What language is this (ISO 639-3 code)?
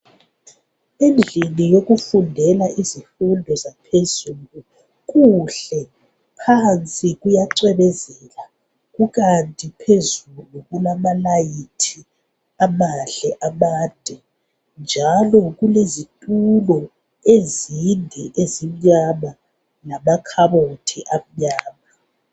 nde